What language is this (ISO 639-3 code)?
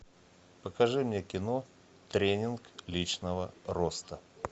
rus